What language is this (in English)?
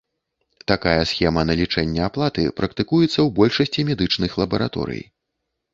Belarusian